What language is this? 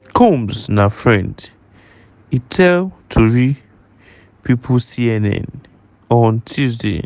Nigerian Pidgin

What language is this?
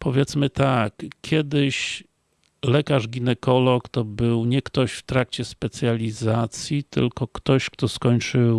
Polish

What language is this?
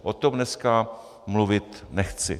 Czech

